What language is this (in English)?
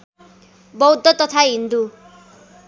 Nepali